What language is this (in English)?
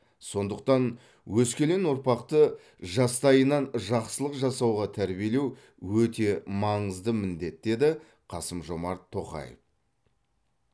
Kazakh